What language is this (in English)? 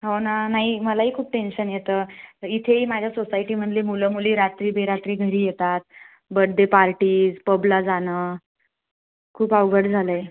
Marathi